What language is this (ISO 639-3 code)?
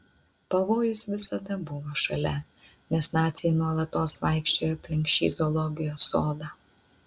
lit